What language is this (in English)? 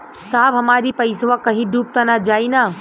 Bhojpuri